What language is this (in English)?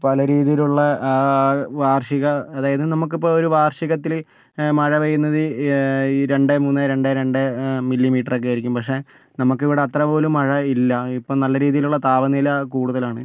Malayalam